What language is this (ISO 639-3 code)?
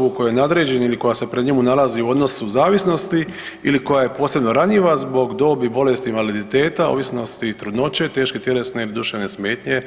hrv